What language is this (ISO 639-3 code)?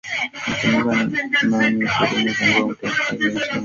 swa